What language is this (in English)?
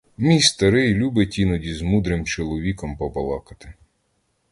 Ukrainian